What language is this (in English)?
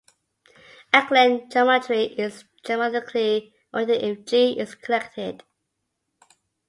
English